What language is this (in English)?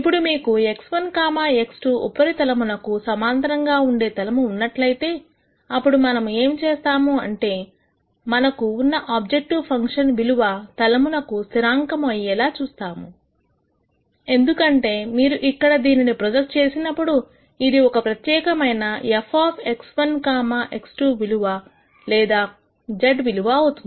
Telugu